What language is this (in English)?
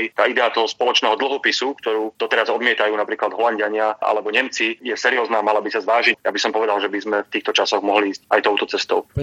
Slovak